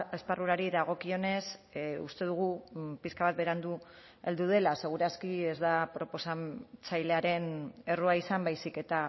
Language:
Basque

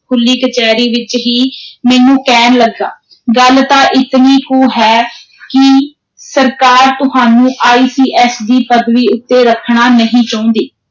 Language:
Punjabi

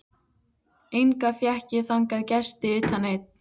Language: Icelandic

